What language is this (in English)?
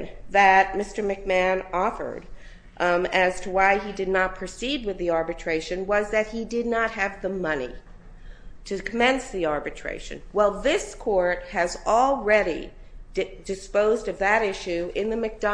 English